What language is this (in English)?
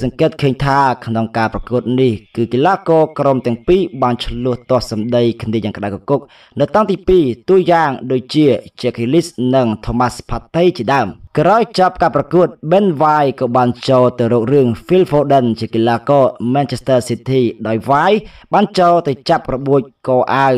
Thai